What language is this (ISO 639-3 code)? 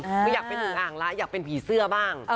tha